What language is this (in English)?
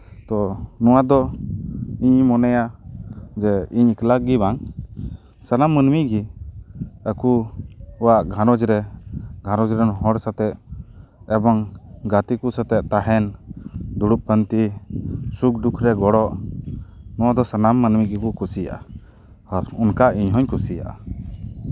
Santali